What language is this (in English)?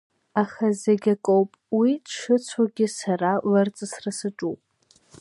Abkhazian